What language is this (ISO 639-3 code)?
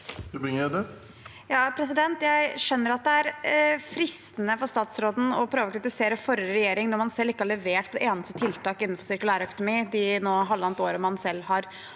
nor